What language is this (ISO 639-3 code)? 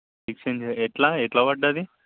tel